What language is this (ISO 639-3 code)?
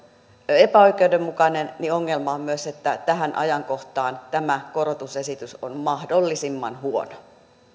fin